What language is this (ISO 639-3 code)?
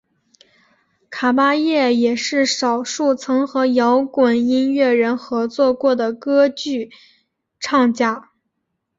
zho